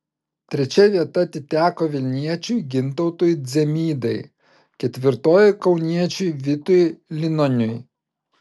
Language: Lithuanian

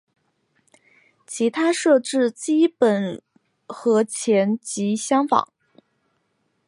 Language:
Chinese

